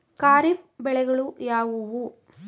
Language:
Kannada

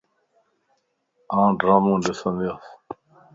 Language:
Lasi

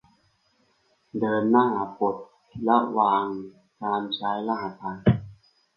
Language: Thai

